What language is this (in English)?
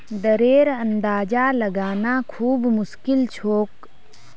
Magahi